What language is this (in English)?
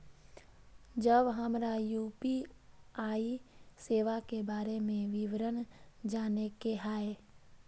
Maithili